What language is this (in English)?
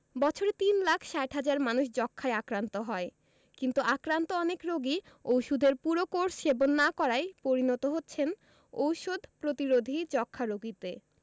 Bangla